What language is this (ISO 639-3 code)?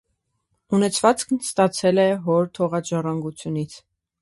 hye